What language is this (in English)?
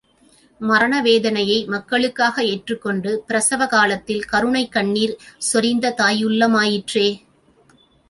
Tamil